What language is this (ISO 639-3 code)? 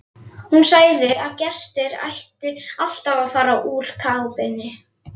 isl